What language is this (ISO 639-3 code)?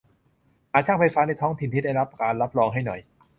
tha